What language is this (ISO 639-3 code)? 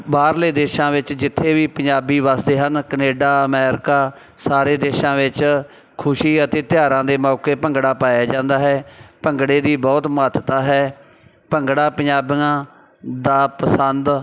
pan